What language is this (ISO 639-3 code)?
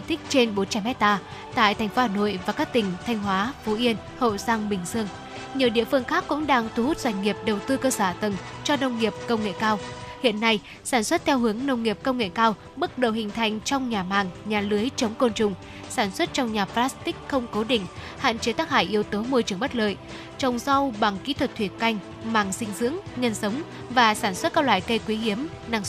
vie